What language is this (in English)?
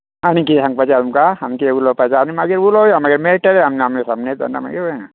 Konkani